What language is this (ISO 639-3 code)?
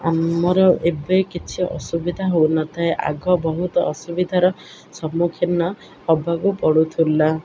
ori